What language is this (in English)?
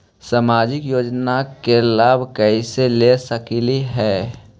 Magahi